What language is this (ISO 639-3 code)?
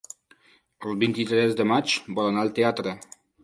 cat